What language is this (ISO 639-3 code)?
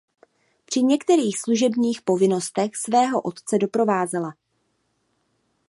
ces